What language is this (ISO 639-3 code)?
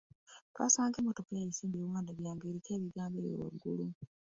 lug